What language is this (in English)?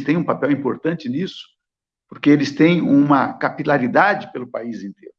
Portuguese